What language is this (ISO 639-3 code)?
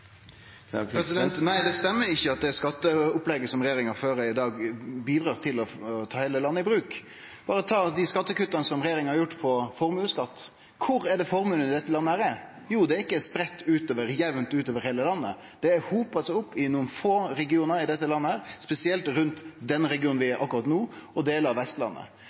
nno